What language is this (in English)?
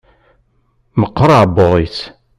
Kabyle